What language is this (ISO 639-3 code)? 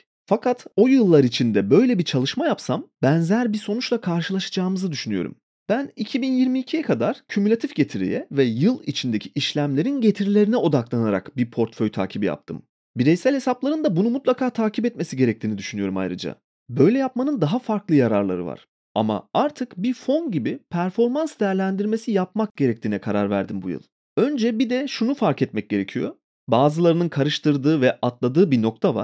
tur